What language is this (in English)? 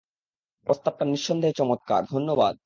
Bangla